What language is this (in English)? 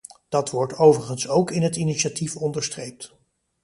Dutch